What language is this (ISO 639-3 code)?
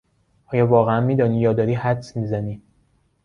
fas